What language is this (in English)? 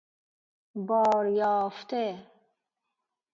Persian